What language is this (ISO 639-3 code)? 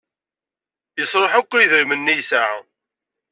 kab